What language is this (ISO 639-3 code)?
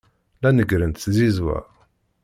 kab